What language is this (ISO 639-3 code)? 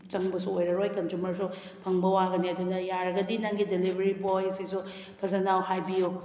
mni